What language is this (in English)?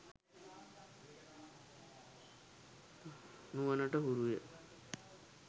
Sinhala